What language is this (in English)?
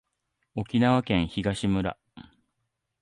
Japanese